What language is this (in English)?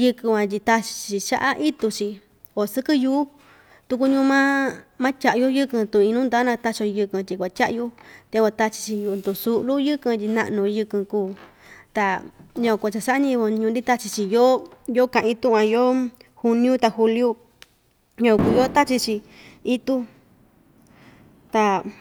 Ixtayutla Mixtec